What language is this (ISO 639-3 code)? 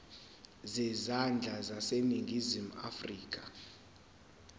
zul